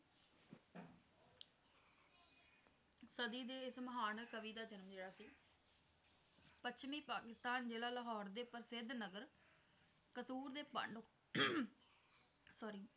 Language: Punjabi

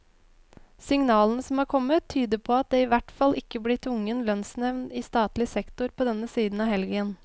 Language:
Norwegian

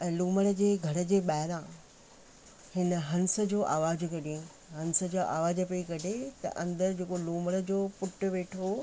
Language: Sindhi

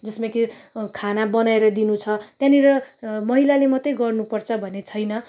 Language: Nepali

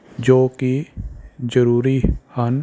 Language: Punjabi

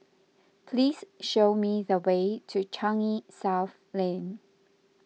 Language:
English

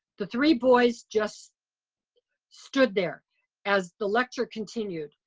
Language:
English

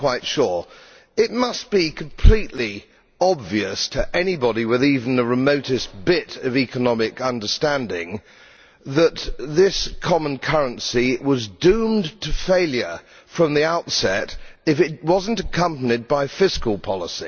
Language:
English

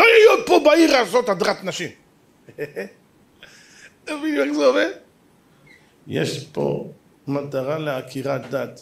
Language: Hebrew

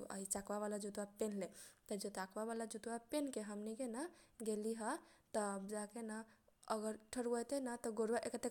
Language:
Kochila Tharu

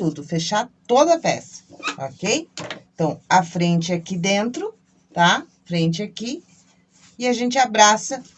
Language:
Portuguese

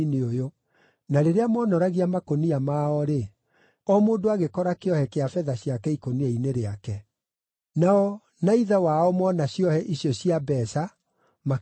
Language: Kikuyu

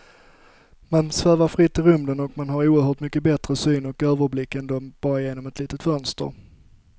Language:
Swedish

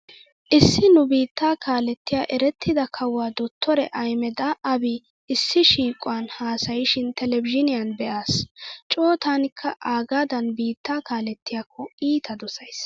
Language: Wolaytta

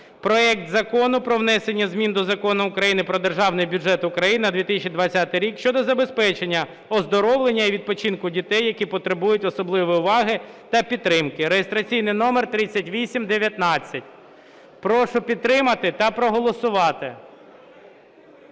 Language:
Ukrainian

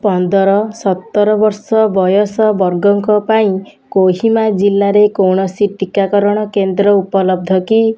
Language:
Odia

